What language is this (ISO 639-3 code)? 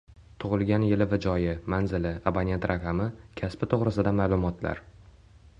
uzb